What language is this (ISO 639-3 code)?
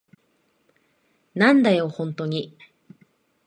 jpn